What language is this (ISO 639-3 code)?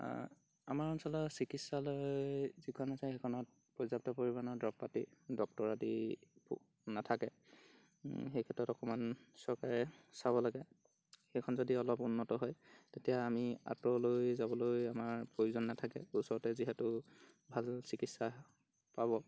asm